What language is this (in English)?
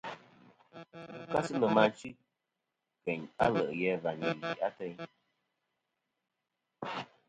Kom